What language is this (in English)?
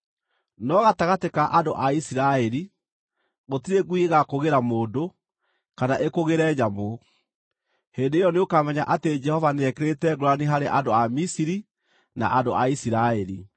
Kikuyu